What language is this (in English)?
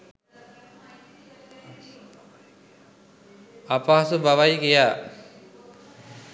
Sinhala